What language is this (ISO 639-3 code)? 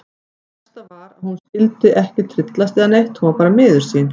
isl